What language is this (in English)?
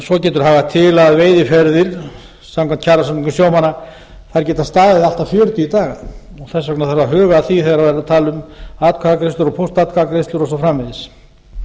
Icelandic